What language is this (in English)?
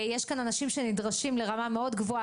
Hebrew